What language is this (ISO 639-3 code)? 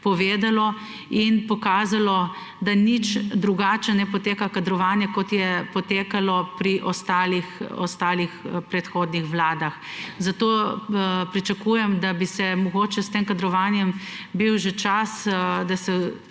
slv